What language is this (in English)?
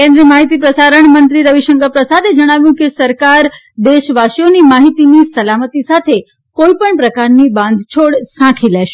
Gujarati